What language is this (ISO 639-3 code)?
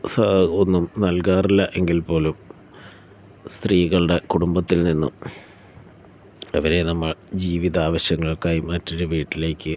mal